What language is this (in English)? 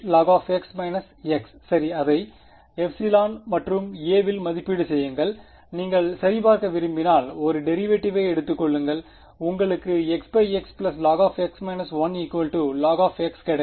Tamil